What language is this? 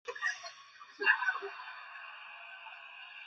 Chinese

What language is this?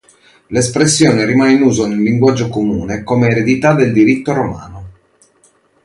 Italian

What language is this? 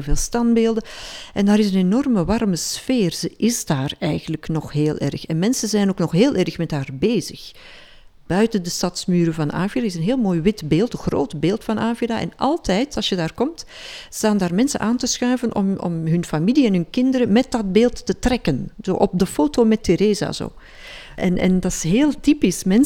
Dutch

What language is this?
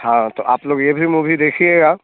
Hindi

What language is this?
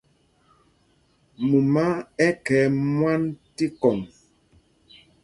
Mpumpong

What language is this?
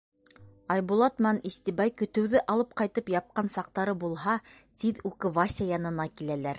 Bashkir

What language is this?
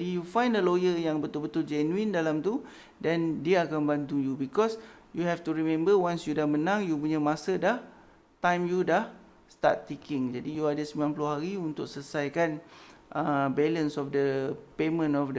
Malay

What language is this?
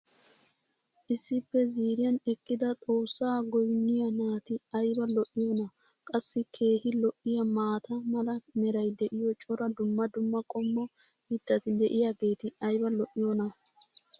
Wolaytta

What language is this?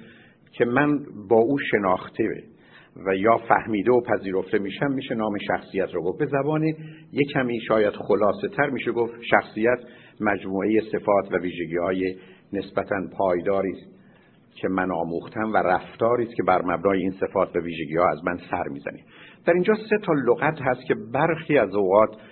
Persian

